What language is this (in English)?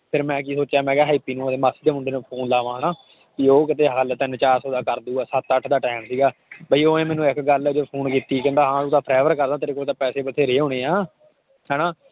Punjabi